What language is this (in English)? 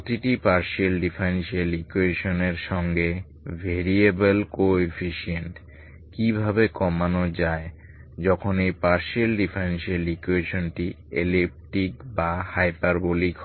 Bangla